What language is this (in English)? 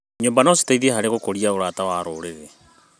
Kikuyu